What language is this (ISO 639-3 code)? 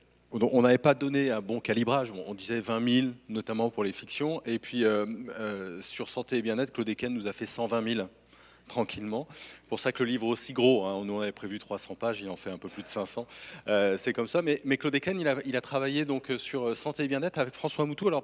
fra